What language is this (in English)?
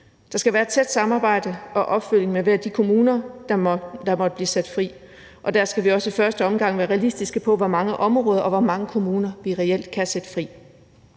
Danish